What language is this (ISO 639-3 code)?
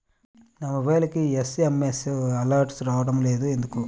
tel